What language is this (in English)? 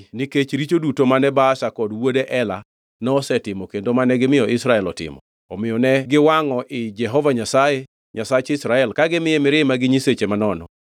Luo (Kenya and Tanzania)